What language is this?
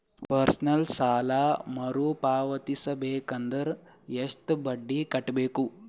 Kannada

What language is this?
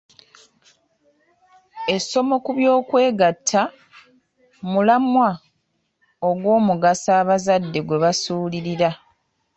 Ganda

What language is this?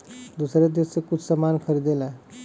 Bhojpuri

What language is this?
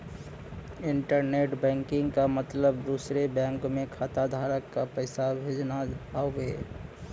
Bhojpuri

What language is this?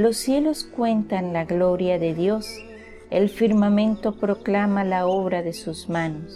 Spanish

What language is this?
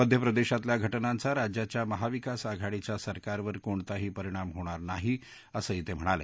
Marathi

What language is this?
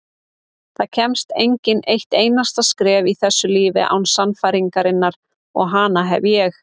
Icelandic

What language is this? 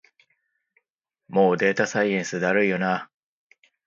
Japanese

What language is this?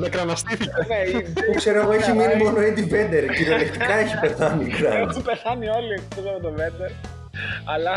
Greek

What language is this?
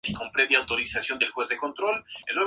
Spanish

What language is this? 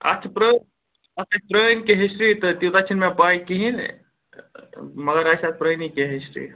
Kashmiri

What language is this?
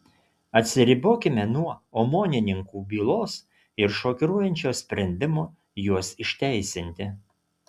Lithuanian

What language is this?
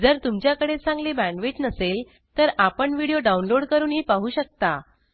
Marathi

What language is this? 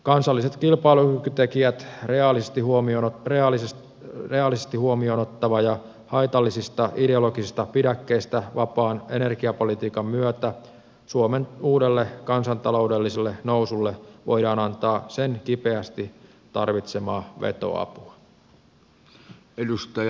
Finnish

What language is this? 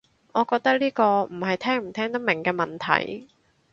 Cantonese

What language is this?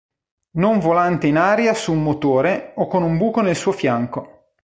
Italian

